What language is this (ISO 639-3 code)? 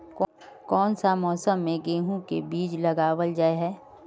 mag